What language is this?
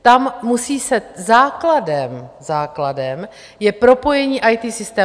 Czech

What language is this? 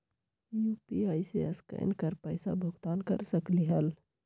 Magahi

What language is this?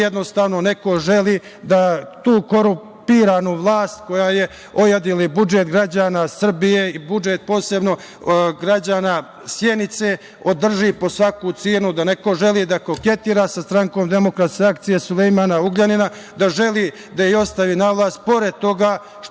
Serbian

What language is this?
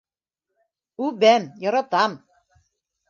Bashkir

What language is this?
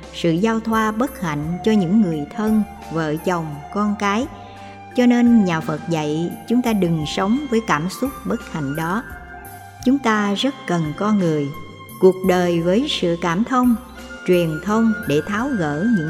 Vietnamese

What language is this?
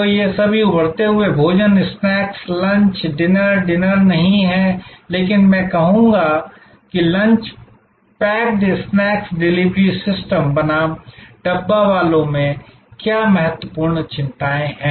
Hindi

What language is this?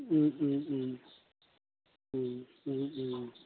Assamese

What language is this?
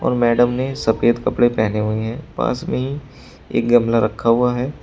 Hindi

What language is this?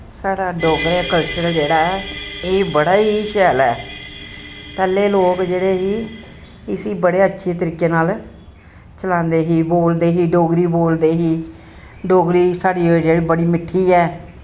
Dogri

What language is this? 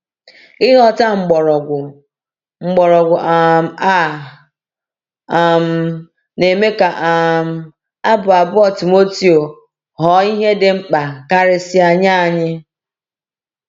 Igbo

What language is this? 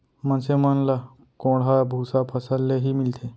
Chhattisgarhi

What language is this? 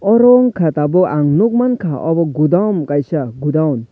Kok Borok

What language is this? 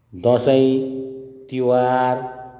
Nepali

